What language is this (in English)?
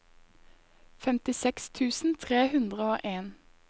Norwegian